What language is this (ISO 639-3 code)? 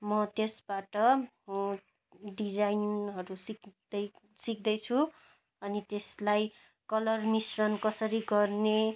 nep